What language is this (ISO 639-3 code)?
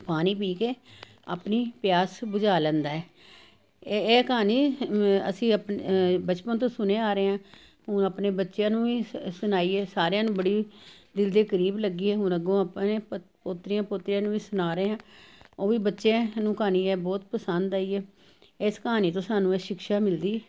pan